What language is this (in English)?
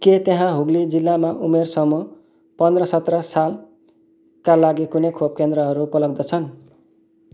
Nepali